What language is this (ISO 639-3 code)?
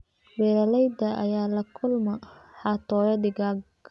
som